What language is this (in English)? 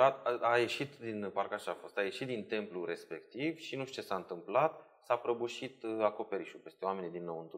Romanian